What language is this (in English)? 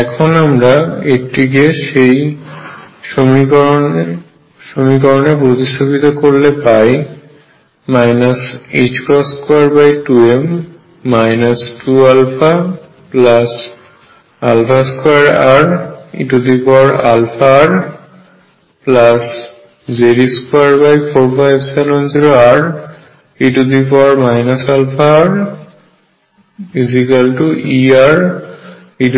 Bangla